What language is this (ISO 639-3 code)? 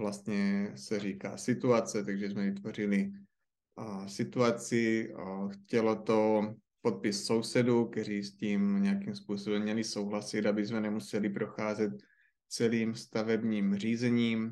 ces